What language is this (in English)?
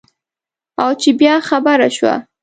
Pashto